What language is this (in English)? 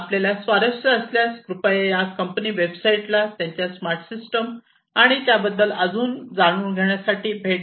Marathi